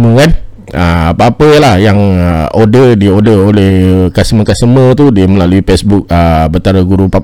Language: Malay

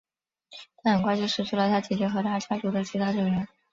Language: Chinese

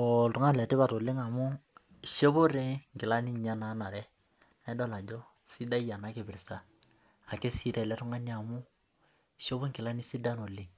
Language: Masai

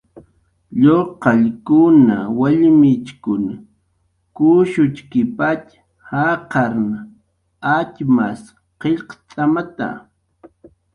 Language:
Jaqaru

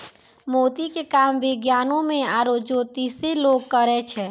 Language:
Maithili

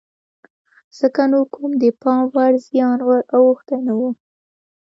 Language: Pashto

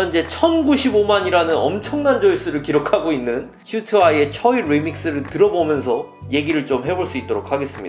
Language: Korean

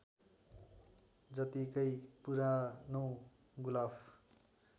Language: Nepali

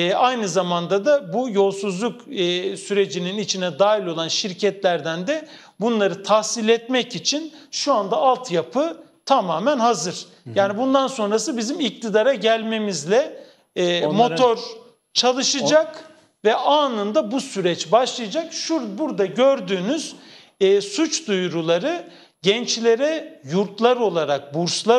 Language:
Turkish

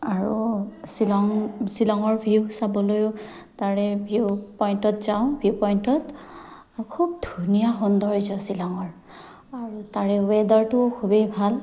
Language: Assamese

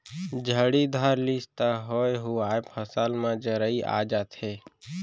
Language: Chhattisgarhi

